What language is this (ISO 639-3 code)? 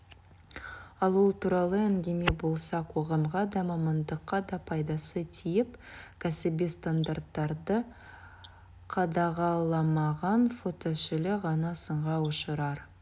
kaz